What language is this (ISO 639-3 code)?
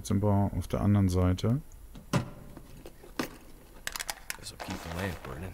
deu